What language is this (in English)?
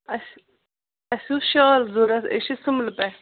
Kashmiri